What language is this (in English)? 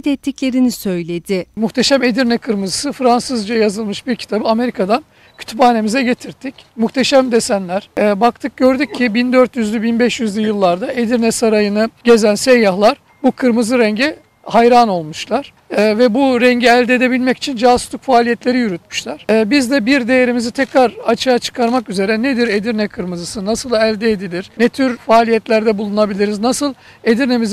Turkish